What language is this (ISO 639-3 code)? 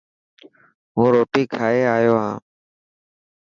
mki